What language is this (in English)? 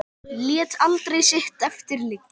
Icelandic